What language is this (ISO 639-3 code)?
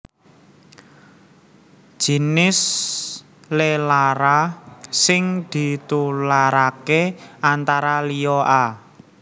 jav